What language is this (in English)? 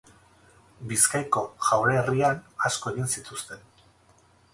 Basque